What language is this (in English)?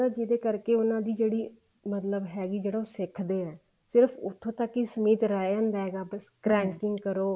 Punjabi